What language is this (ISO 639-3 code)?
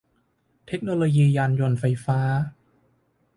tha